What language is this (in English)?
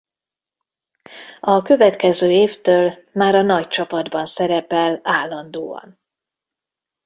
Hungarian